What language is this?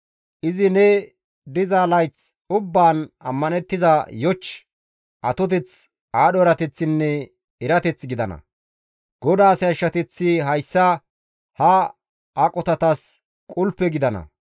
Gamo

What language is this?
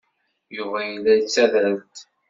Kabyle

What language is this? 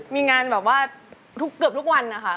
Thai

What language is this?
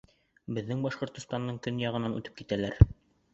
Bashkir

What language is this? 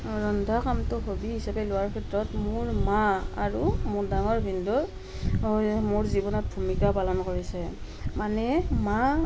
Assamese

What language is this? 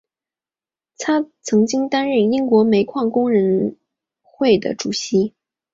Chinese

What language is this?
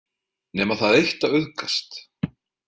Icelandic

